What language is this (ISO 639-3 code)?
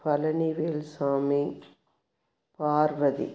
tam